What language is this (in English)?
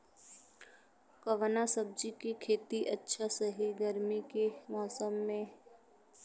Bhojpuri